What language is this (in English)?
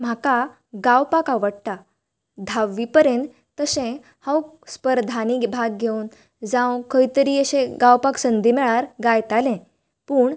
Konkani